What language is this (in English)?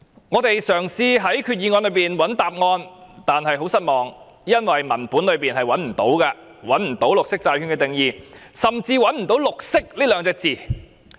Cantonese